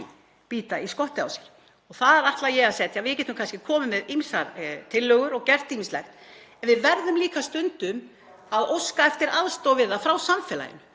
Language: Icelandic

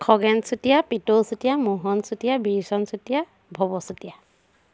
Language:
Assamese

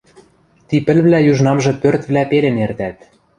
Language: Western Mari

